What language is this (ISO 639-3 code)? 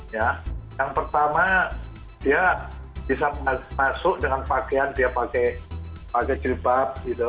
ind